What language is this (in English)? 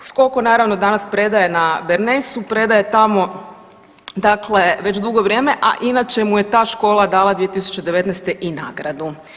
Croatian